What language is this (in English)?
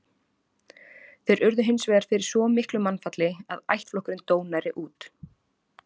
Icelandic